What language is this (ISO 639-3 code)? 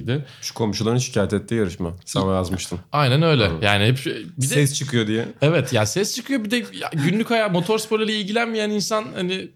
tur